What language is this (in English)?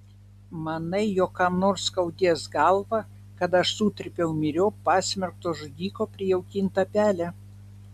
Lithuanian